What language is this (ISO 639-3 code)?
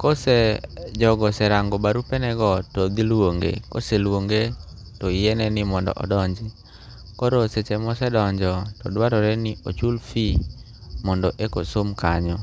luo